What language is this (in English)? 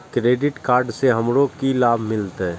Maithili